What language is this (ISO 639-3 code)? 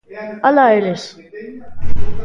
glg